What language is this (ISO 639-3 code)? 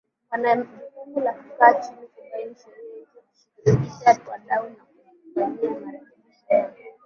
swa